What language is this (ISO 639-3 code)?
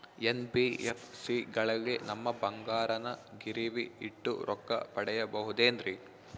kan